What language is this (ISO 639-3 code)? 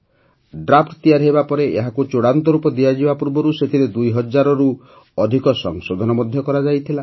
ori